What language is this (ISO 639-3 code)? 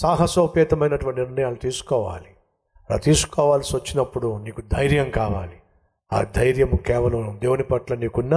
tel